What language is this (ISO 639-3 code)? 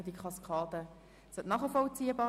gsw